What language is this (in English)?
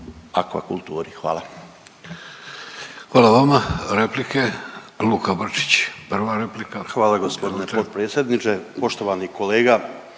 Croatian